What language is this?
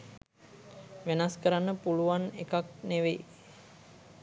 Sinhala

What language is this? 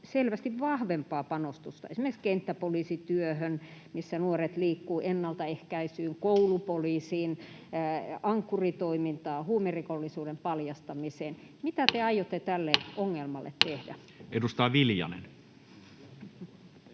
Finnish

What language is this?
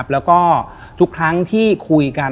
Thai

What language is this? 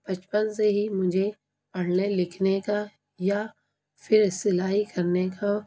Urdu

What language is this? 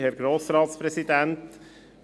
Swiss German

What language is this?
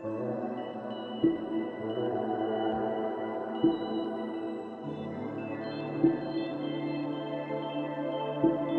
English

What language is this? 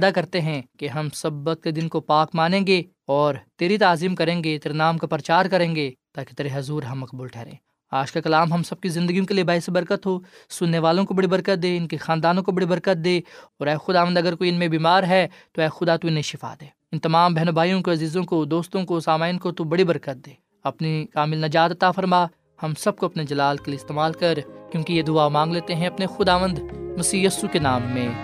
Urdu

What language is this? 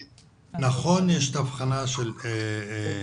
Hebrew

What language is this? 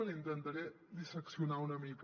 Catalan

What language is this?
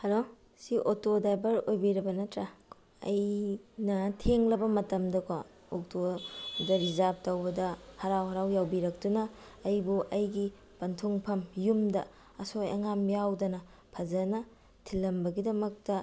Manipuri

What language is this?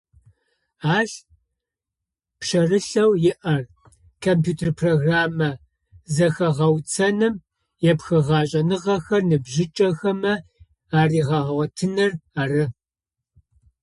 Adyghe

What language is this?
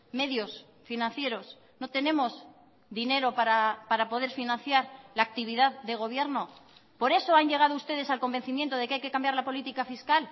Spanish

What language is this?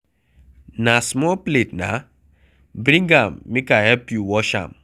Nigerian Pidgin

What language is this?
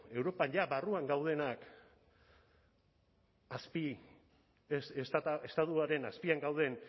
Basque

